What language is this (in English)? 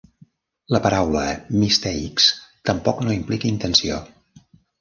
Catalan